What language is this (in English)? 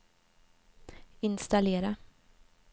Swedish